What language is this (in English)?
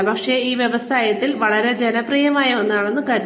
Malayalam